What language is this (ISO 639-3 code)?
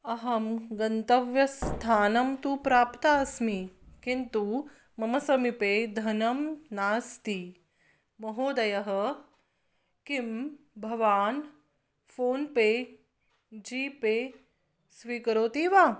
san